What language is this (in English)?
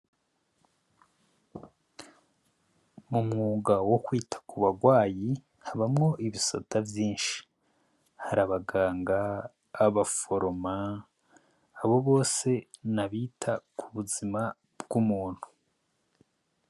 Rundi